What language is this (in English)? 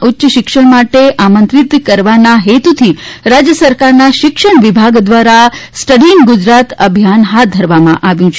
Gujarati